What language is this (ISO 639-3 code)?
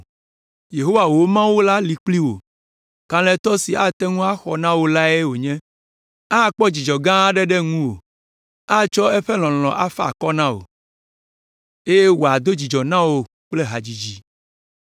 ewe